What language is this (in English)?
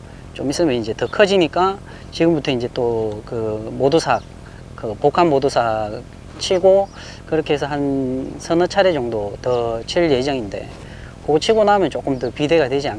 Korean